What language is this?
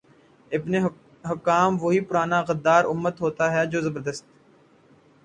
Urdu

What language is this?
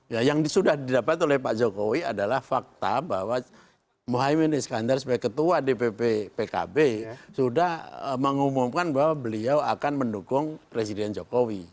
Indonesian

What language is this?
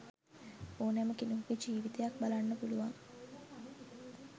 Sinhala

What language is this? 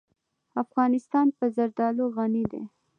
Pashto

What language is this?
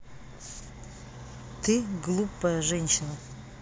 Russian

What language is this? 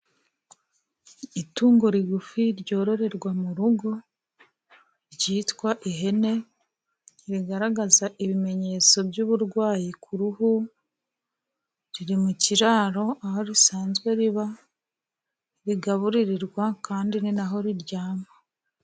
Kinyarwanda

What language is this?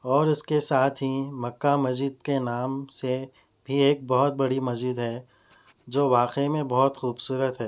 Urdu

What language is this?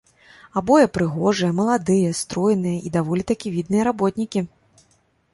Belarusian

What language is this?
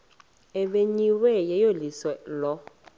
Xhosa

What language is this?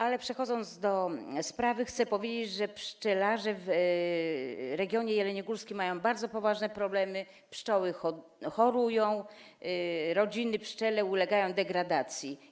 Polish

